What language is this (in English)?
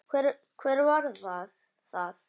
Icelandic